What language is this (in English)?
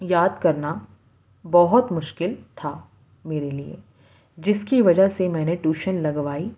Urdu